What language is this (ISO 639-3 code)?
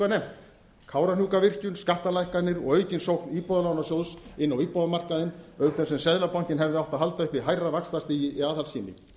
isl